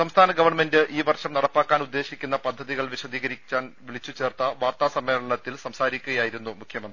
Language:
Malayalam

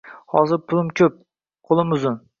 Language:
Uzbek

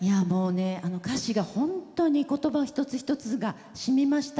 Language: Japanese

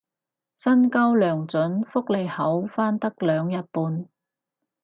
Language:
Cantonese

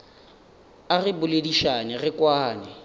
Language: Northern Sotho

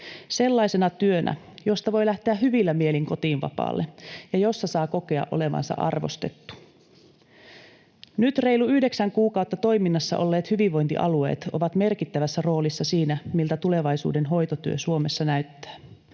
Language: Finnish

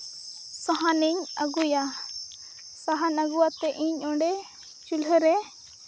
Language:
Santali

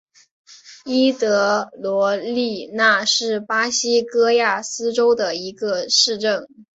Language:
Chinese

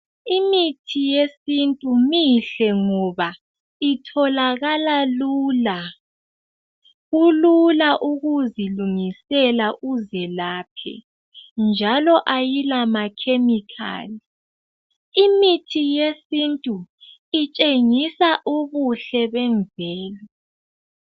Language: North Ndebele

